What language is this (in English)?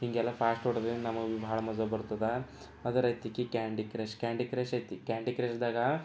Kannada